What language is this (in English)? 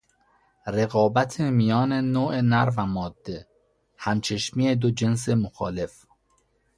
Persian